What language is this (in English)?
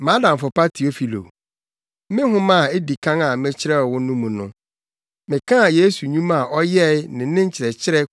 Akan